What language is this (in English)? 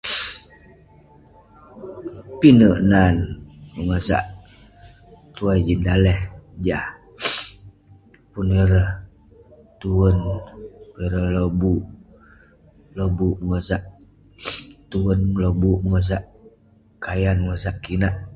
Western Penan